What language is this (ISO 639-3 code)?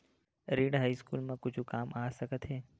hne